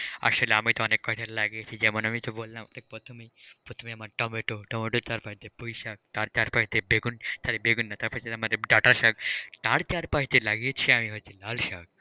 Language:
Bangla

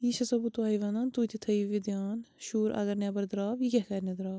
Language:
Kashmiri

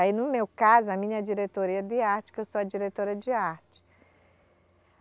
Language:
Portuguese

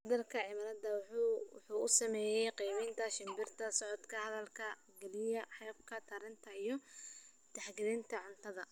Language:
Somali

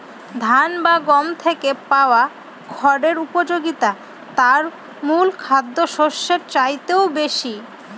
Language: Bangla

